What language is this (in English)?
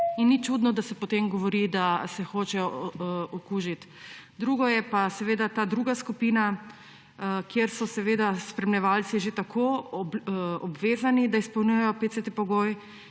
Slovenian